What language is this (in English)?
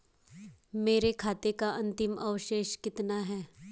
Hindi